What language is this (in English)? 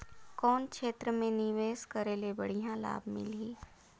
Chhattisgarhi